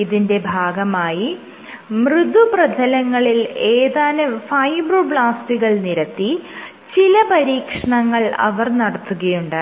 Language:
Malayalam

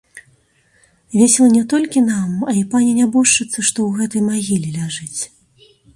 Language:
Belarusian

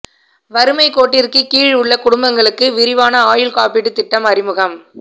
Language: Tamil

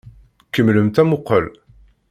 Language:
Kabyle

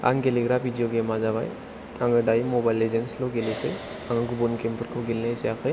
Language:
Bodo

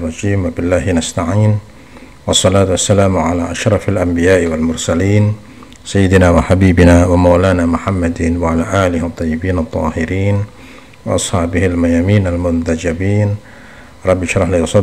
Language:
Indonesian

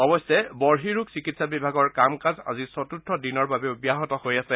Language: Assamese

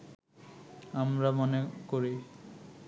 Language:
Bangla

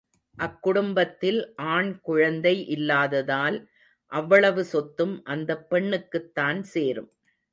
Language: Tamil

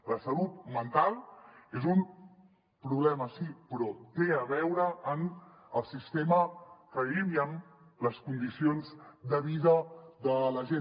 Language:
Catalan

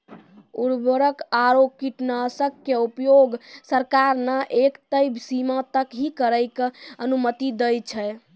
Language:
Maithili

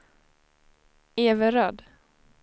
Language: Swedish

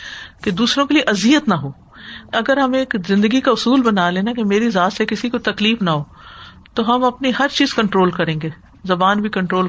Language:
Urdu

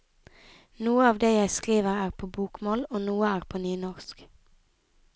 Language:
Norwegian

